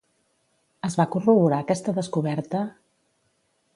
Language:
Catalan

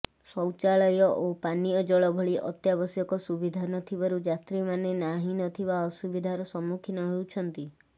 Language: Odia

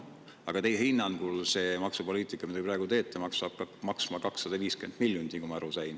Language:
Estonian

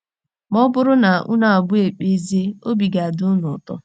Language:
Igbo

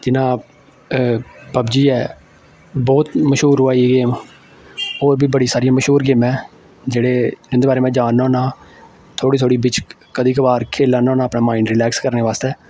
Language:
Dogri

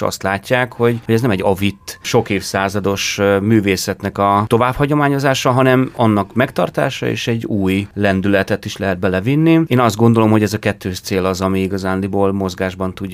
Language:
Hungarian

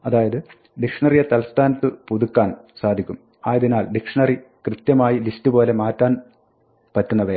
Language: Malayalam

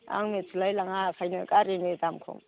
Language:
Bodo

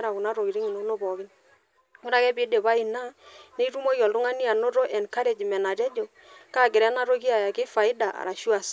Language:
Masai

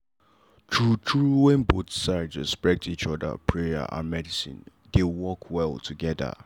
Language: Nigerian Pidgin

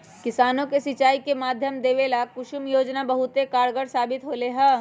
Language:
Magahi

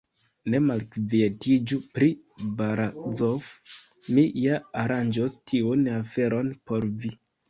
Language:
Esperanto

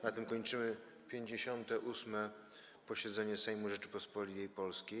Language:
Polish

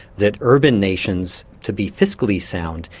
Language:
English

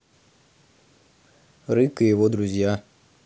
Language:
Russian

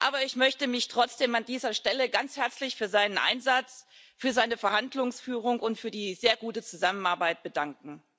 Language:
German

